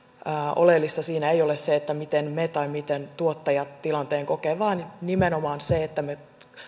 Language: Finnish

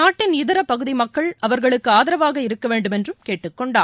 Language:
Tamil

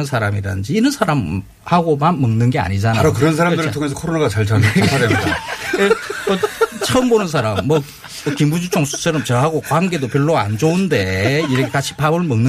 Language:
Korean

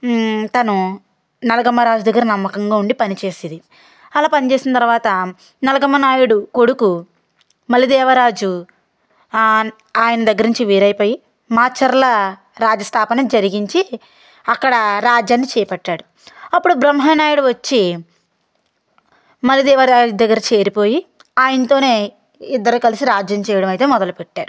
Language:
Telugu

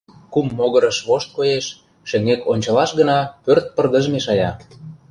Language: Mari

